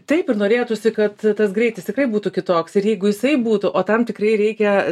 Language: Lithuanian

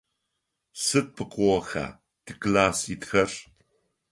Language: Adyghe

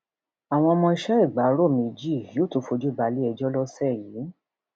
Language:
Yoruba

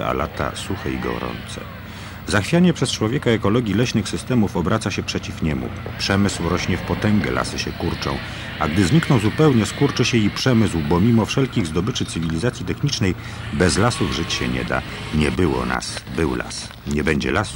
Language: Polish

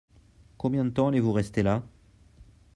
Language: French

